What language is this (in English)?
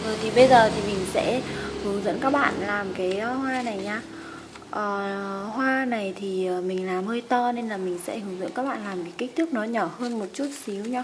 Vietnamese